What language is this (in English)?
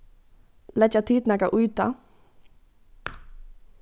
Faroese